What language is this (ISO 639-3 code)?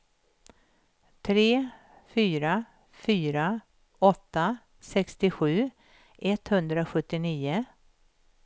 swe